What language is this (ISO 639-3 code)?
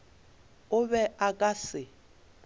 nso